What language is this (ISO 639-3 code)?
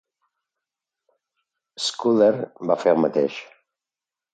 cat